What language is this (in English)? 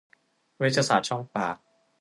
Thai